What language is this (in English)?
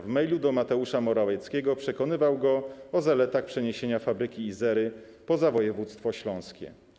Polish